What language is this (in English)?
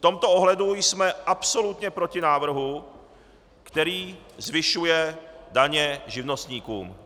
Czech